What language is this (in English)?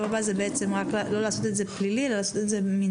Hebrew